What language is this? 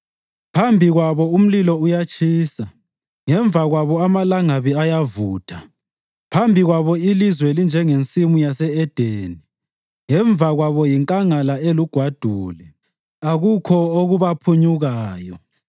North Ndebele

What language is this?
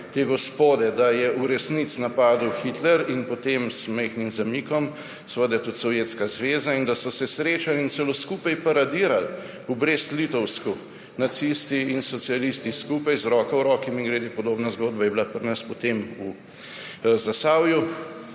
Slovenian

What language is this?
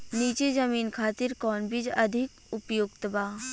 Bhojpuri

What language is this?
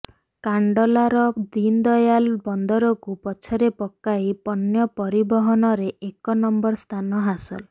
Odia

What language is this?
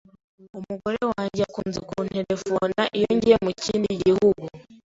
Kinyarwanda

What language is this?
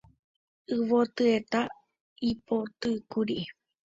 Guarani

